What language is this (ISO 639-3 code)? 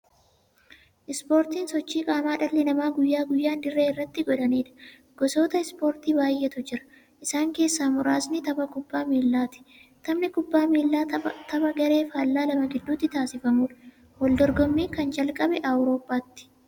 orm